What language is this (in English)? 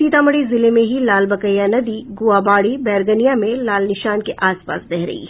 Hindi